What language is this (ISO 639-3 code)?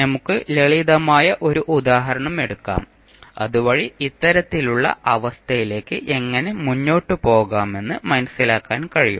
mal